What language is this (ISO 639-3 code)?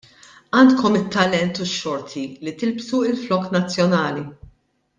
mlt